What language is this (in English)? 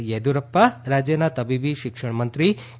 Gujarati